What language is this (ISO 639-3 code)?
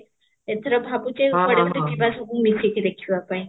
ori